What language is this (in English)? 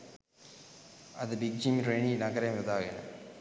Sinhala